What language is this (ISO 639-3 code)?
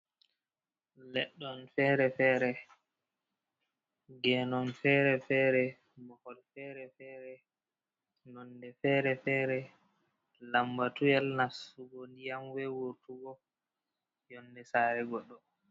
ful